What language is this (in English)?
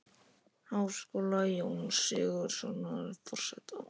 Icelandic